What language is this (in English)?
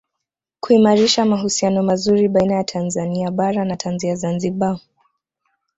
Swahili